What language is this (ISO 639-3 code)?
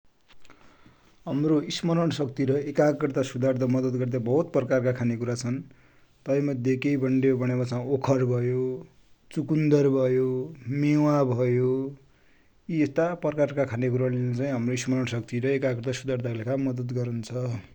dty